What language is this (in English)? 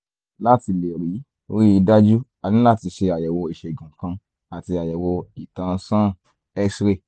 Yoruba